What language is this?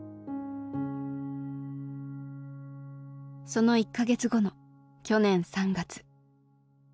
Japanese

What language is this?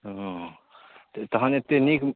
Maithili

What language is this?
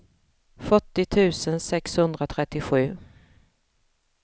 Swedish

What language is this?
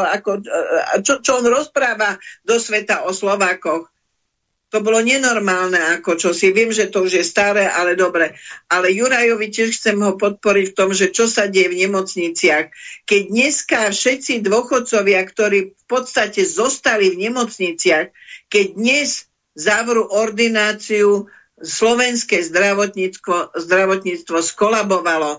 Slovak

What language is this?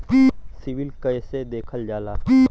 Bhojpuri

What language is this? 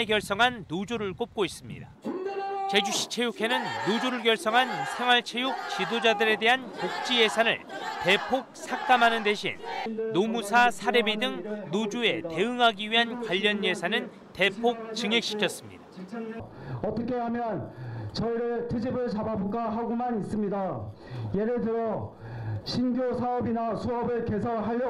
Korean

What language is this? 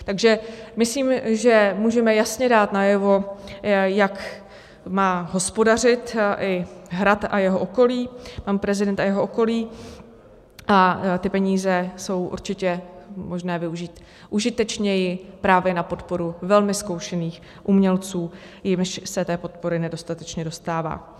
Czech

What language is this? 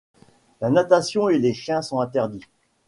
French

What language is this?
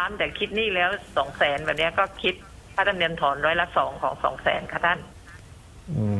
Thai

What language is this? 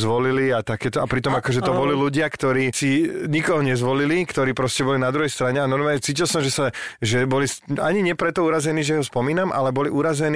Slovak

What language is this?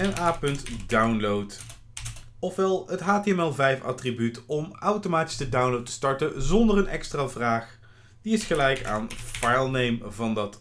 Dutch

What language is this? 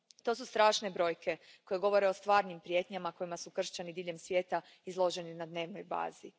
Croatian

